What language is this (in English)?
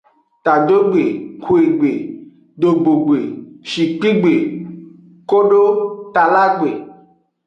Aja (Benin)